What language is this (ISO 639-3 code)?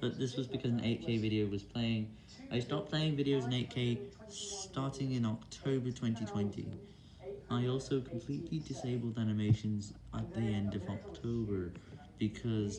eng